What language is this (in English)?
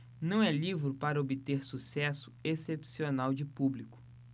Portuguese